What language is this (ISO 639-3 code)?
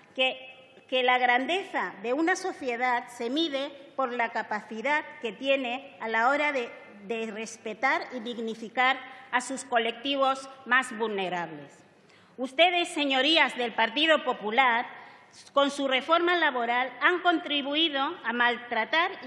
spa